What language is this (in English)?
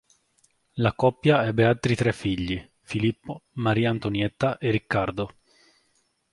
Italian